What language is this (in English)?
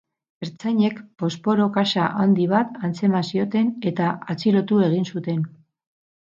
Basque